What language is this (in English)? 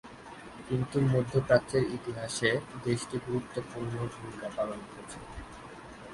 Bangla